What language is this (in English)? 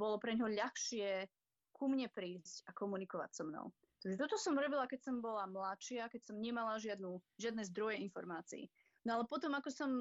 Slovak